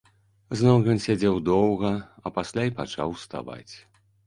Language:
Belarusian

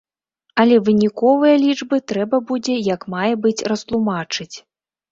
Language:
Belarusian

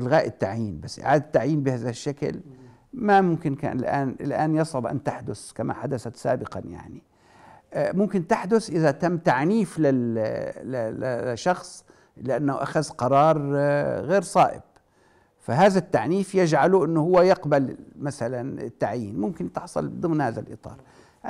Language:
Arabic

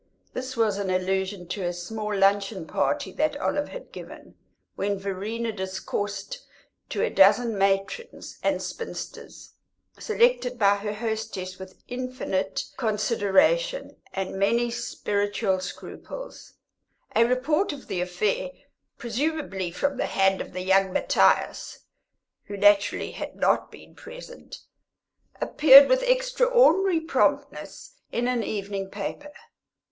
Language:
English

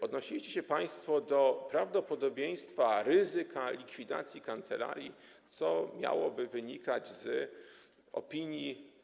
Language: Polish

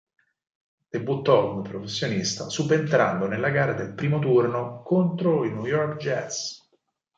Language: Italian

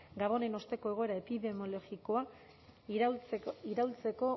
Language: Basque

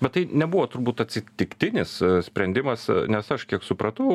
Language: Lithuanian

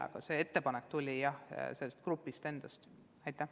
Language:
Estonian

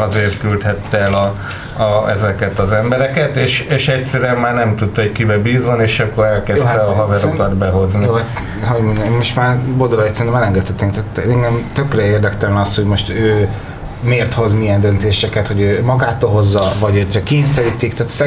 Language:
Hungarian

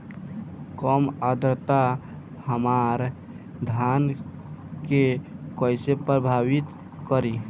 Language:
Bhojpuri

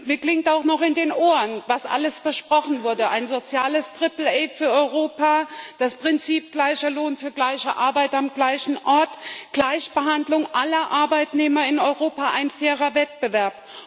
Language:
German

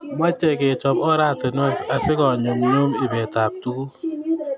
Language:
Kalenjin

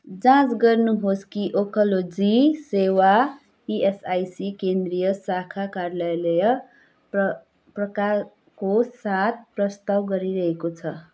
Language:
Nepali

